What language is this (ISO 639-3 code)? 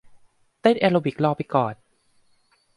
tha